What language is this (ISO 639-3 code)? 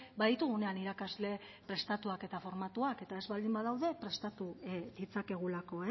eus